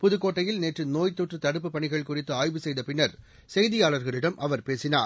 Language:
Tamil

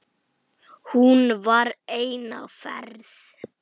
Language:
Icelandic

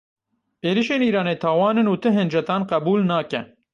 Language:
Kurdish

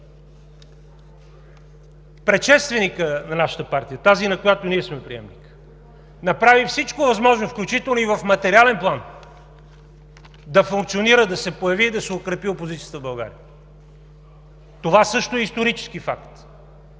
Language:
Bulgarian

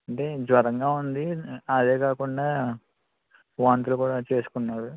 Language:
Telugu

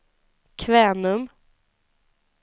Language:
Swedish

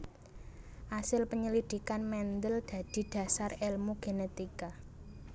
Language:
Javanese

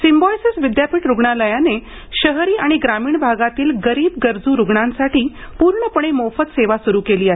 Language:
Marathi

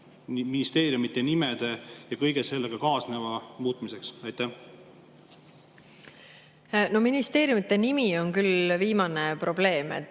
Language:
Estonian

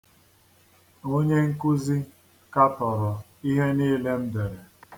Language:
Igbo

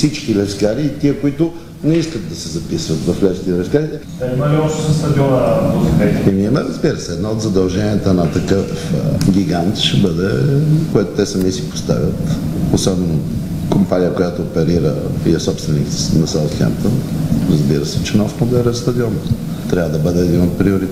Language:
Bulgarian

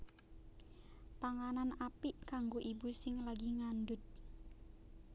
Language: Javanese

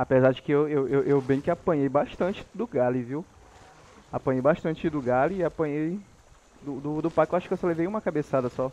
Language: Portuguese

